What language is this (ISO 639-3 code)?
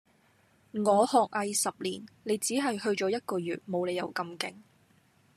yue